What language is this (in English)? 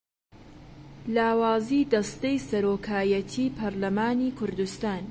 Central Kurdish